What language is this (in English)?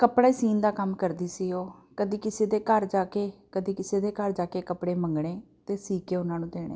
Punjabi